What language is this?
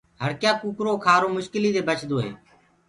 Gurgula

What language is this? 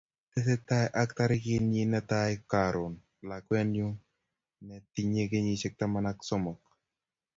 Kalenjin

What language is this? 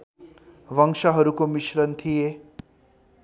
Nepali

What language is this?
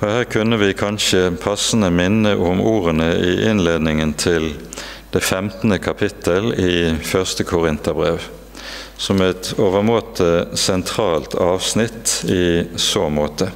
Norwegian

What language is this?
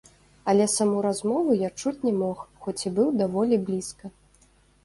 Belarusian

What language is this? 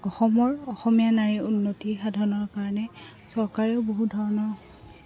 Assamese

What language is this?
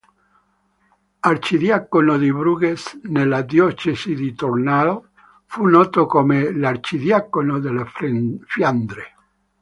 Italian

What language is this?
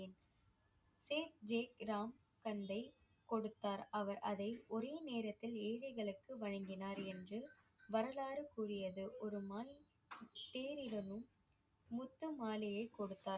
Tamil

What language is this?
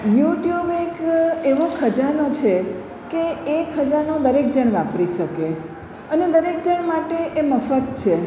Gujarati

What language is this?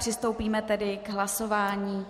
Czech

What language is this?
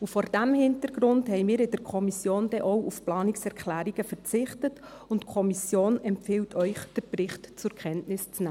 Swiss German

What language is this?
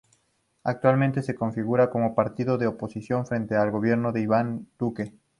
Spanish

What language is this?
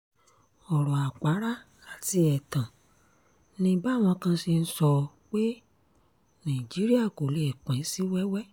Yoruba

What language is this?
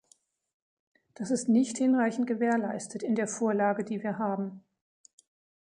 German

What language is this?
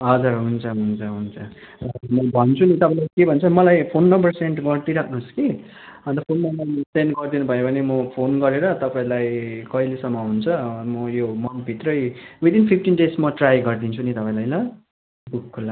Nepali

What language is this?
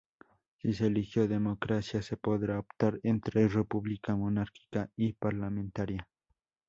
Spanish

